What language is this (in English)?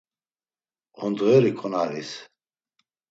Laz